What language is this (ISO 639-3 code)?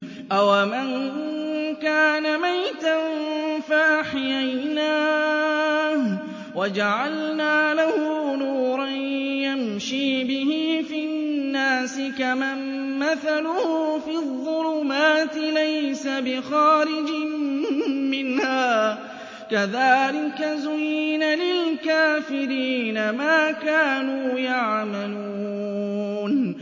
ara